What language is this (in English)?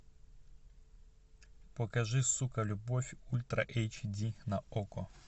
Russian